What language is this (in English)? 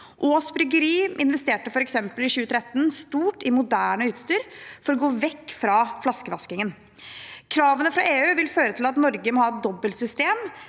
Norwegian